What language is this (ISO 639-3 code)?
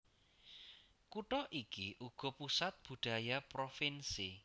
jav